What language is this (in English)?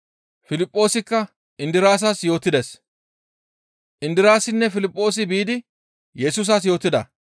Gamo